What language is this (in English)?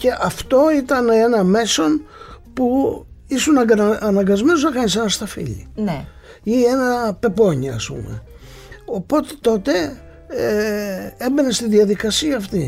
Greek